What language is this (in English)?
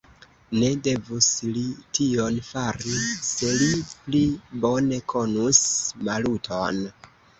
Esperanto